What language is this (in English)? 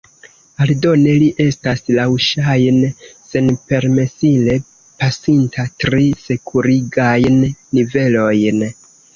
Esperanto